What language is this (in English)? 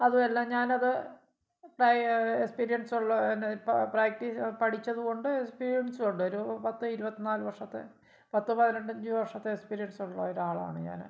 Malayalam